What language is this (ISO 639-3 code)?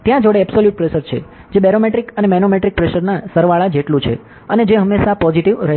guj